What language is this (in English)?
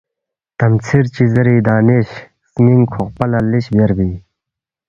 Balti